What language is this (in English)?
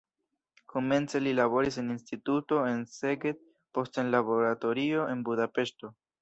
Esperanto